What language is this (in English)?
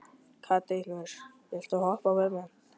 Icelandic